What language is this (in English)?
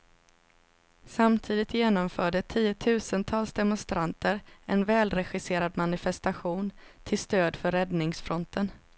Swedish